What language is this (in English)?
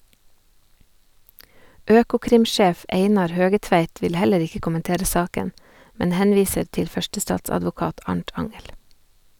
Norwegian